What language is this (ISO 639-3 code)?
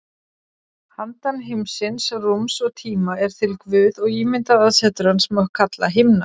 isl